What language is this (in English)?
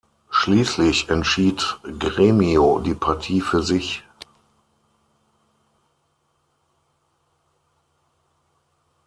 German